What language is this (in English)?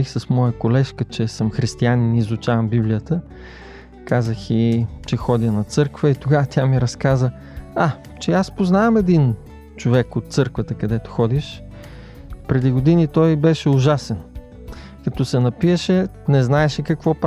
Bulgarian